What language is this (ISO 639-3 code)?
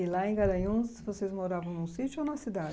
por